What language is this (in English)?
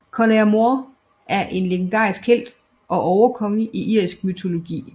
Danish